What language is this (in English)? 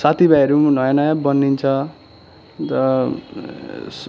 Nepali